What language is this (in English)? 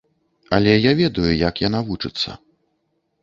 Belarusian